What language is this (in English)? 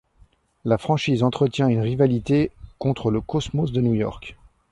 French